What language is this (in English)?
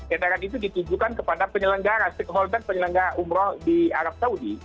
Indonesian